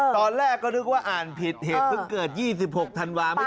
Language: Thai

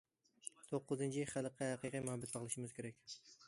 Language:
Uyghur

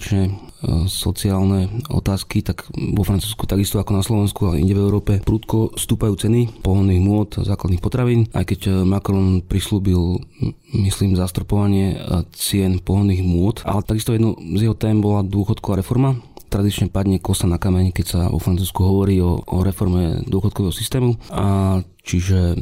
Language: Slovak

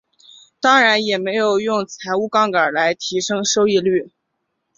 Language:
Chinese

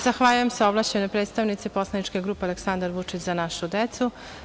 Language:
Serbian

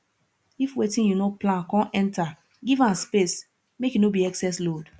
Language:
Nigerian Pidgin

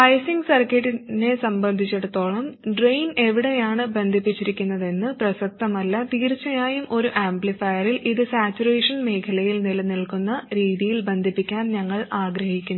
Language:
Malayalam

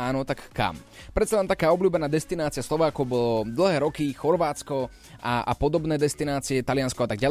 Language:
Slovak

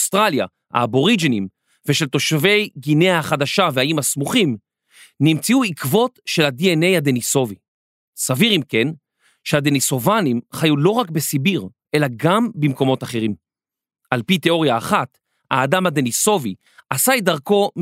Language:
Hebrew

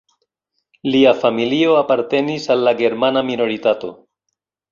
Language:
Esperanto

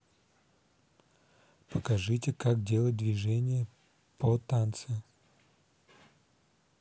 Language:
Russian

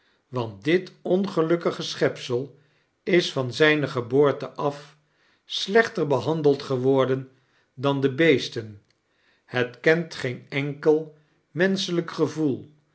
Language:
Dutch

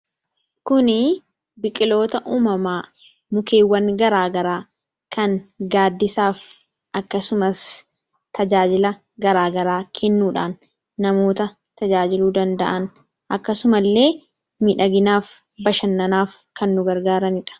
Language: Oromo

